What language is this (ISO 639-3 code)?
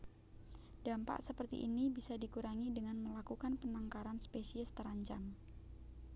jav